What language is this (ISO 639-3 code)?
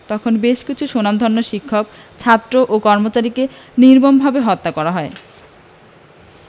ben